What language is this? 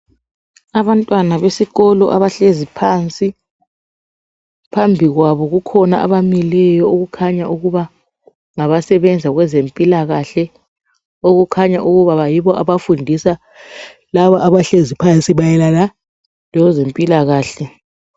North Ndebele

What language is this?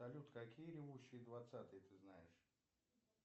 Russian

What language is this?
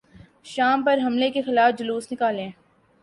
Urdu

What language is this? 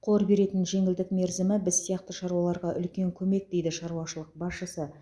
Kazakh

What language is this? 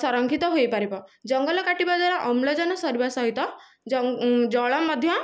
Odia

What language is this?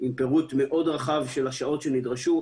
Hebrew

